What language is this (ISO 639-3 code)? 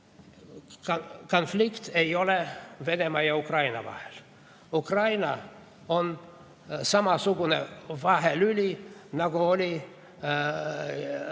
est